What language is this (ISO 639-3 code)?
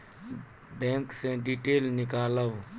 mai